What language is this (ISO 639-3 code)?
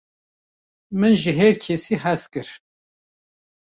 kur